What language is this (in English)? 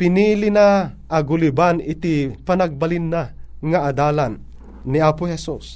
Filipino